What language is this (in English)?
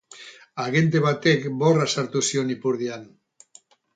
Basque